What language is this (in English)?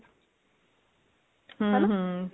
Punjabi